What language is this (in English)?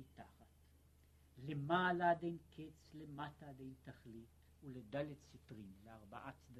Hebrew